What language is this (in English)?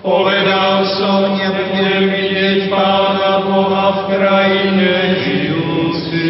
Slovak